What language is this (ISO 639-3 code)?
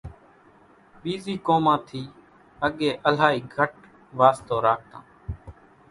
gjk